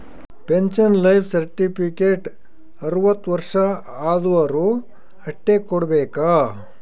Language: Kannada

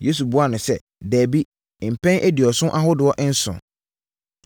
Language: Akan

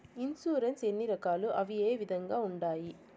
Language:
Telugu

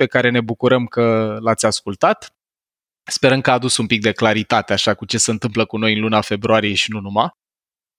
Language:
Romanian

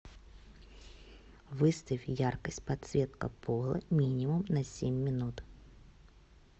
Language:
Russian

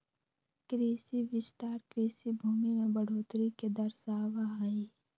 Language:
Magahi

